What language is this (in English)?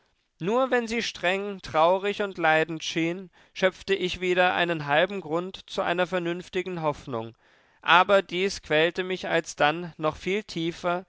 German